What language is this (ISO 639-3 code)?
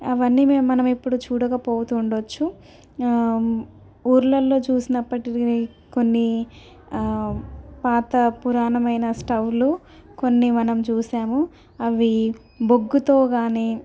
tel